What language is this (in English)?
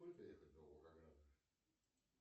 Russian